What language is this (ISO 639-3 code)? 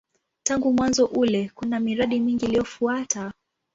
swa